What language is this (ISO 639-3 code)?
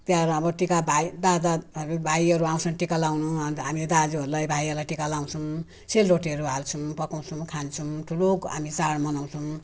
nep